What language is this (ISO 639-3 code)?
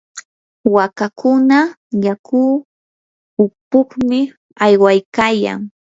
qur